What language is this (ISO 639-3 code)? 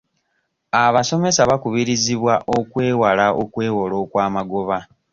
lug